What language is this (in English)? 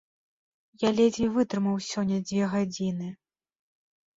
Belarusian